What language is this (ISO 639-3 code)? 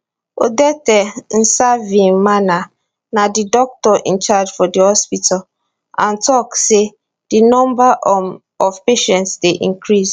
pcm